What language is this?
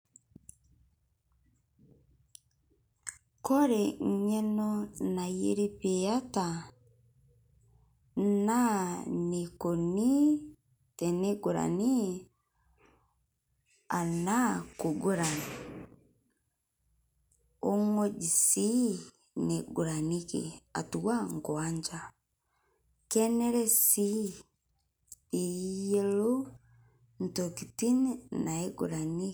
Masai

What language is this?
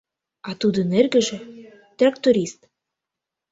Mari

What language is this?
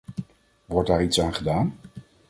Dutch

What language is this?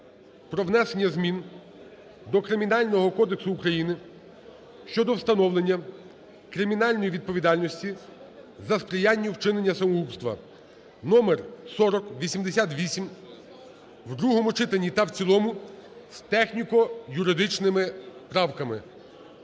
Ukrainian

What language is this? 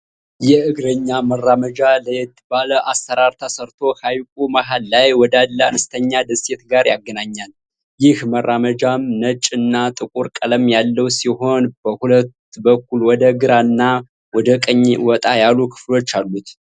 Amharic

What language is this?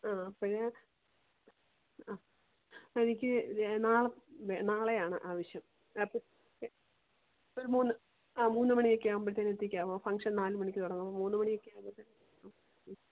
Malayalam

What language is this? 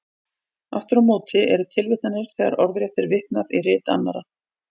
Icelandic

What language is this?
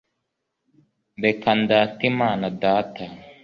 Kinyarwanda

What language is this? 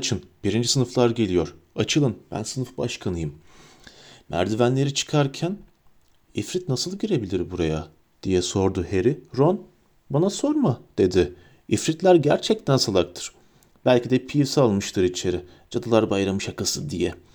Turkish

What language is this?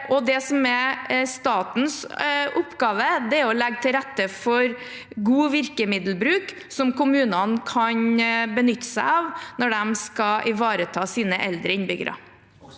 Norwegian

